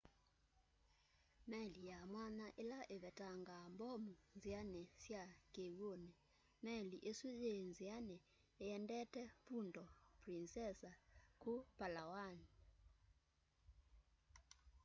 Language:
Kamba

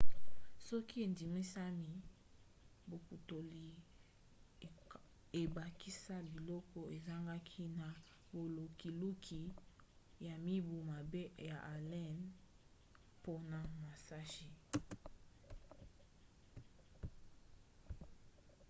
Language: Lingala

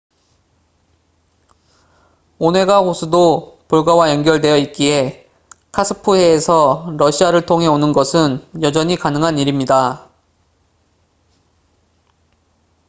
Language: Korean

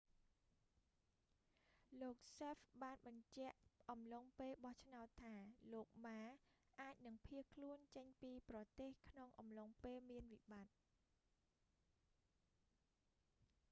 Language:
Khmer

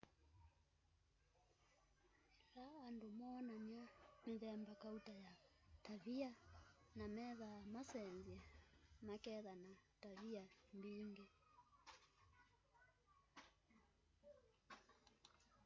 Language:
Kamba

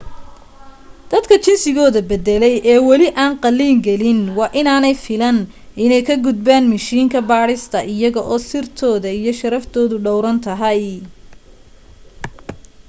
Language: Somali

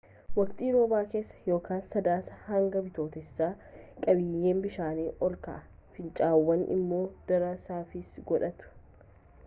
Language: Oromo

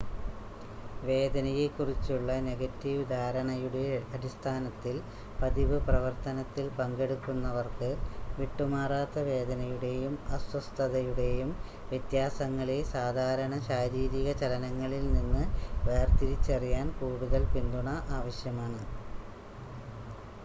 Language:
Malayalam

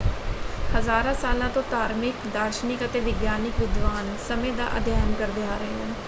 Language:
Punjabi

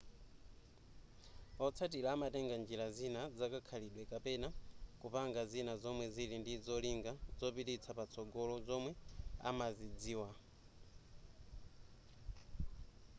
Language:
Nyanja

